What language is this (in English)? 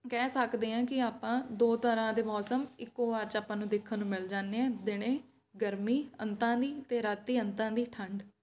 Punjabi